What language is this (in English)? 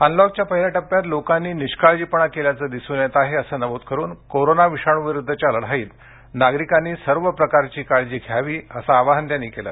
Marathi